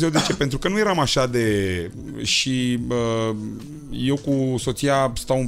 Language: Romanian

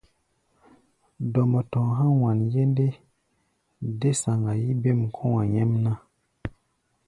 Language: Gbaya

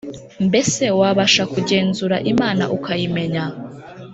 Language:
Kinyarwanda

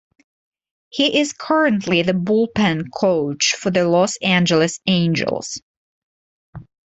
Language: English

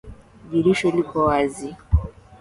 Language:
Swahili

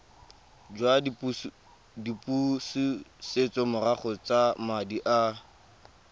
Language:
Tswana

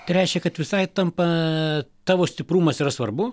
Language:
Lithuanian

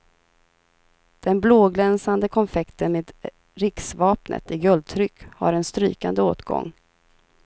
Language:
Swedish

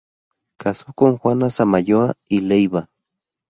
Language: Spanish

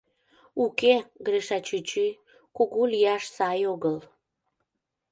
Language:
Mari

